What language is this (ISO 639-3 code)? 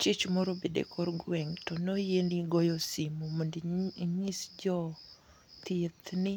luo